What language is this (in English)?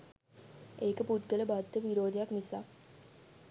Sinhala